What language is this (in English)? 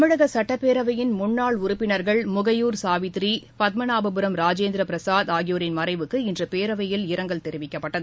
Tamil